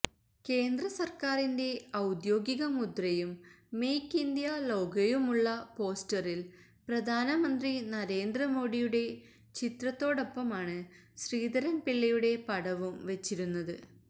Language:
Malayalam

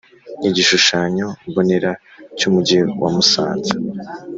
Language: Kinyarwanda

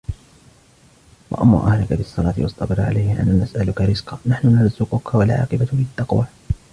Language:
Arabic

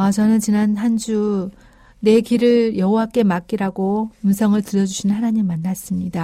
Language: Korean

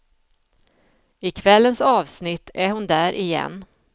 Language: Swedish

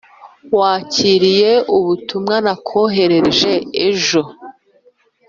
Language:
Kinyarwanda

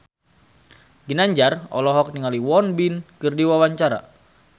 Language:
Sundanese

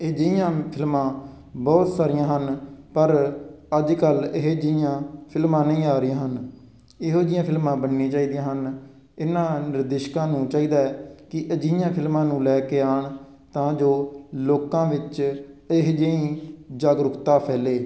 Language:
Punjabi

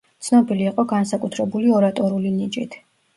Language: Georgian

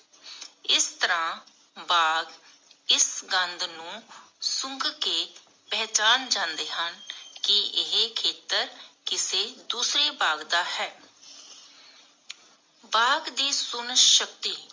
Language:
Punjabi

